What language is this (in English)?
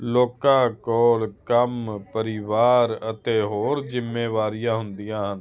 Punjabi